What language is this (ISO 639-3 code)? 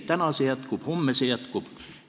est